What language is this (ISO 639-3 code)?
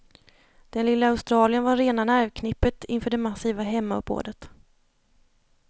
swe